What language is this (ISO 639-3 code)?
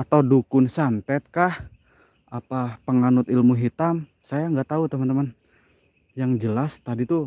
ind